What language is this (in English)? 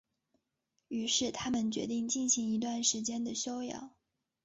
Chinese